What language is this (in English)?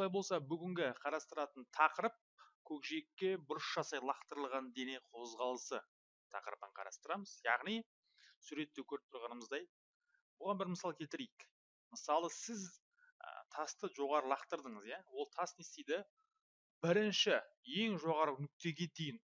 Turkish